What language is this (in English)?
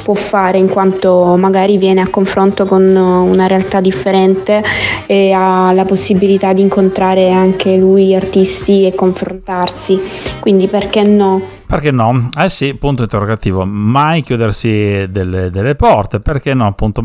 Italian